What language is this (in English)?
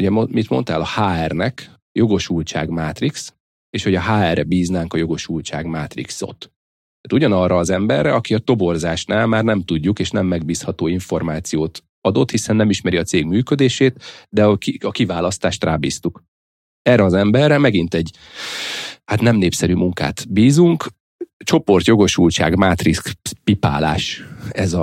Hungarian